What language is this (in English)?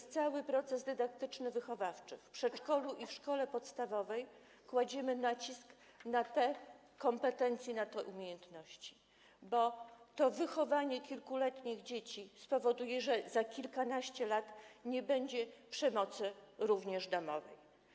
Polish